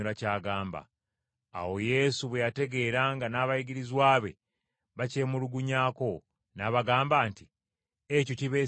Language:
Ganda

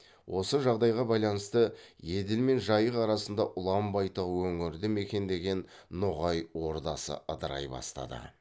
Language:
Kazakh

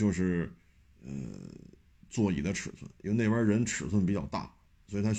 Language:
Chinese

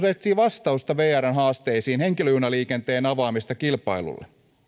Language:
Finnish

